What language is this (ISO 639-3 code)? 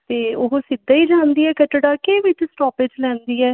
pan